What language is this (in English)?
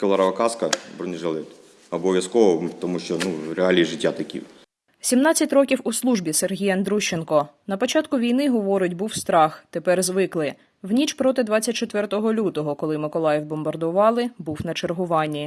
Ukrainian